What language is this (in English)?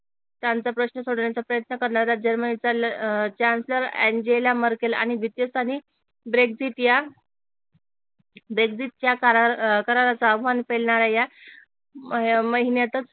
Marathi